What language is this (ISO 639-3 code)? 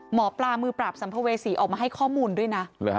tha